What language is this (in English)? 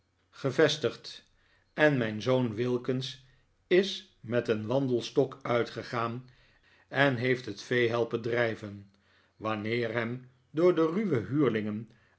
Dutch